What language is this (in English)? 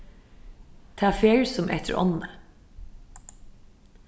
Faroese